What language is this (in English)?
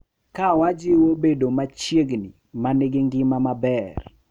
Luo (Kenya and Tanzania)